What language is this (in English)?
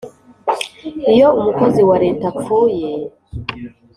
Kinyarwanda